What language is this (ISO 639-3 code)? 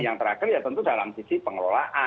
ind